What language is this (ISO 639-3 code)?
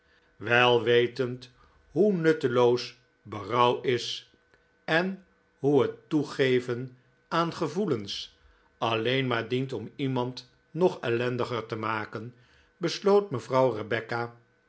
nld